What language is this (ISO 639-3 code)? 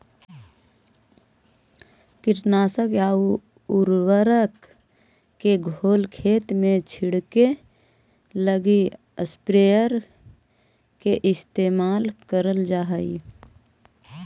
mag